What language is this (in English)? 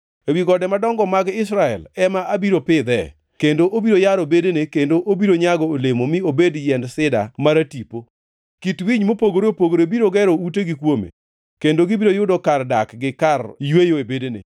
Luo (Kenya and Tanzania)